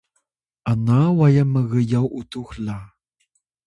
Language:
Atayal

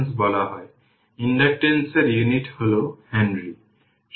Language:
Bangla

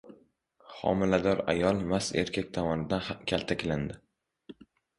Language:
Uzbek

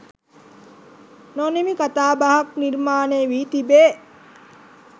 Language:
Sinhala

